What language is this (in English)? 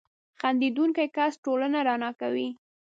Pashto